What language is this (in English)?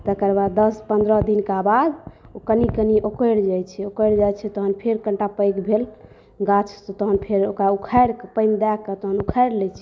Maithili